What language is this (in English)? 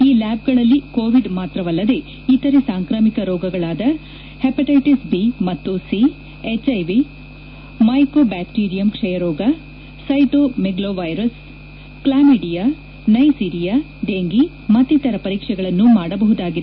Kannada